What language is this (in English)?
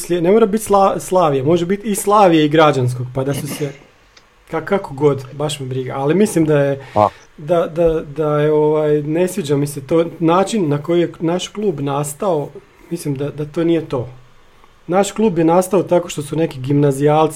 Croatian